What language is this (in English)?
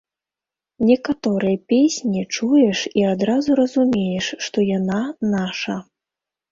Belarusian